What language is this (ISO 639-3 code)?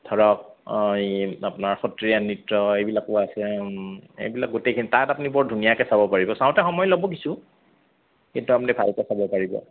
asm